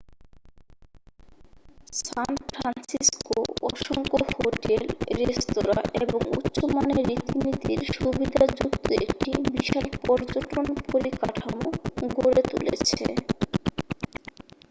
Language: Bangla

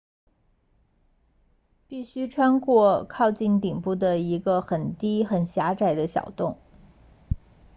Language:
Chinese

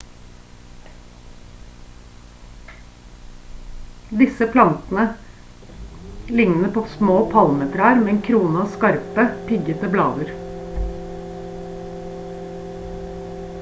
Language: Norwegian Bokmål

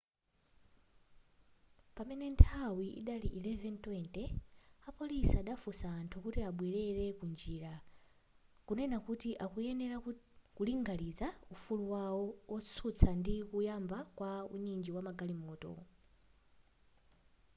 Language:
Nyanja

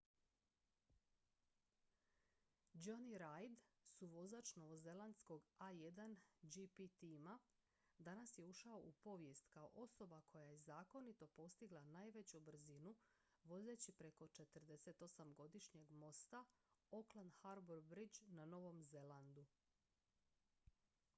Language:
Croatian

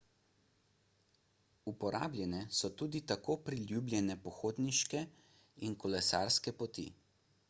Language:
Slovenian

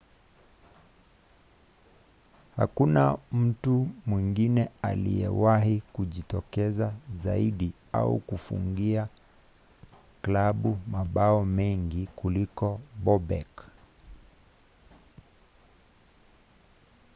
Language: Swahili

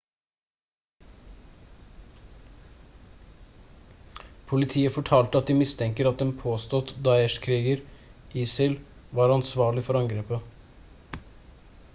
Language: Norwegian Bokmål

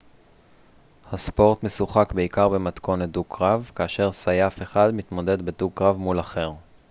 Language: Hebrew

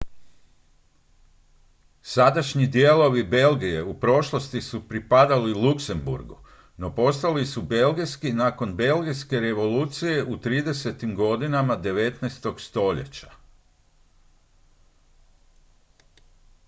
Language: Croatian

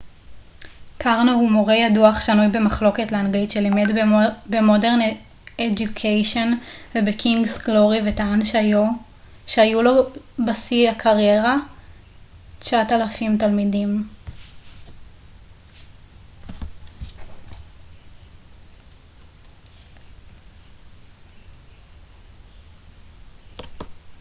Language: Hebrew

